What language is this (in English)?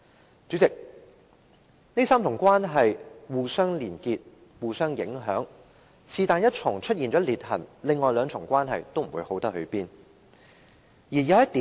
Cantonese